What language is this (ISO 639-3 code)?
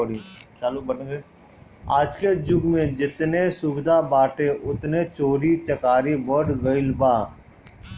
bho